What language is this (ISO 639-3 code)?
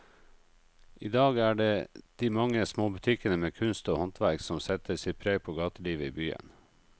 nor